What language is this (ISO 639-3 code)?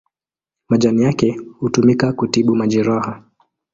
swa